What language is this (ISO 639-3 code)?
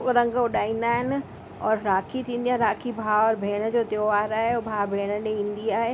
snd